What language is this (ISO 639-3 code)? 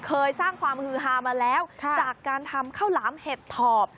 tha